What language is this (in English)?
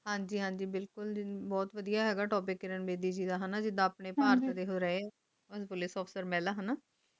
Punjabi